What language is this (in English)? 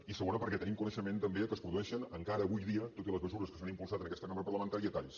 Catalan